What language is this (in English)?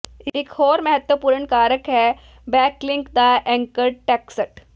Punjabi